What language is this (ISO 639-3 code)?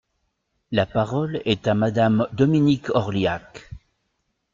fra